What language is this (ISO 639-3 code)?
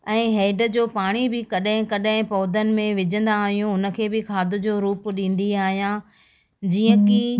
snd